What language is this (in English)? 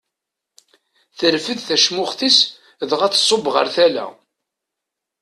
Kabyle